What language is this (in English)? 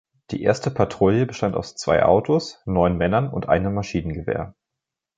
German